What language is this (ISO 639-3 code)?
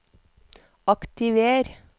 nor